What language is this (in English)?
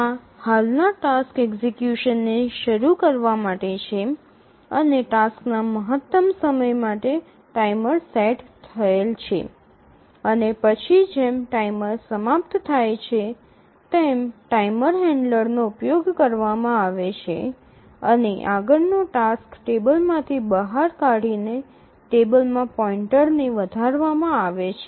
Gujarati